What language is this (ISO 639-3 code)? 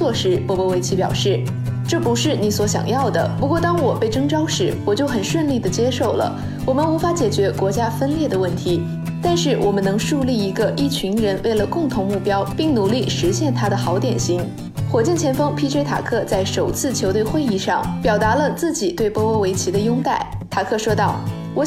zho